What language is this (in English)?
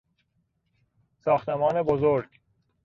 Persian